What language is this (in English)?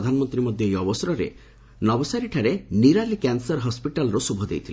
Odia